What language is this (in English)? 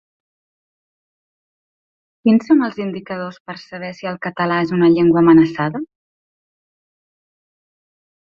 Catalan